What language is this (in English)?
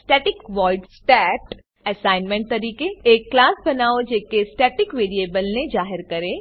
Gujarati